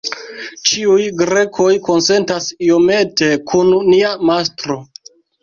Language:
Esperanto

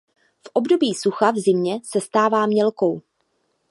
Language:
Czech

